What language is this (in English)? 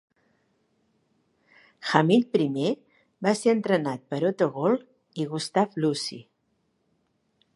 Catalan